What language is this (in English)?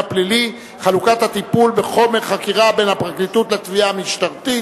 Hebrew